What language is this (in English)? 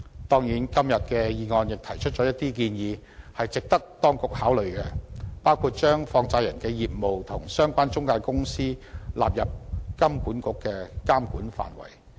Cantonese